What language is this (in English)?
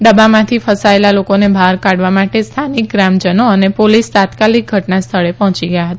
Gujarati